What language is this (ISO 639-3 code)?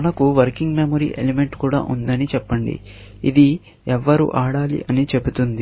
tel